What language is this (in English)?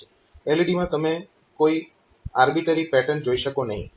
Gujarati